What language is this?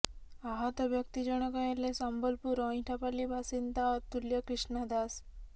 Odia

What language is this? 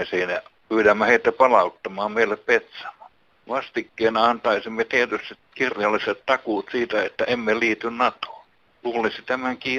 Finnish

